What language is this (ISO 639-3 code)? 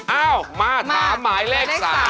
tha